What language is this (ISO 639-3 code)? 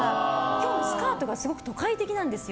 jpn